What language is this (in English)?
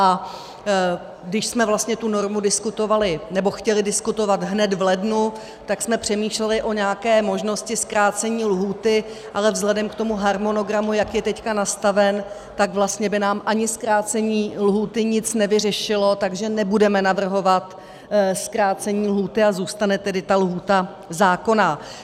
Czech